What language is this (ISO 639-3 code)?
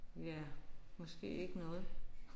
dan